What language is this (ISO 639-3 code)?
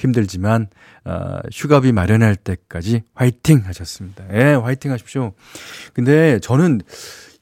kor